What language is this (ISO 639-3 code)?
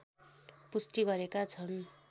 nep